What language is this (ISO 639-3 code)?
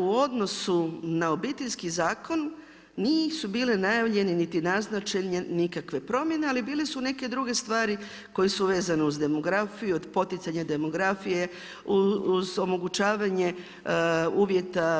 hrv